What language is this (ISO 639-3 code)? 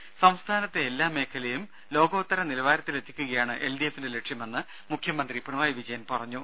mal